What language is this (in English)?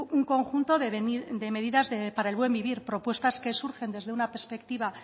Spanish